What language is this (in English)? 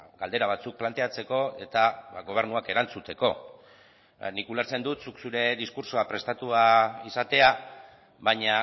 Basque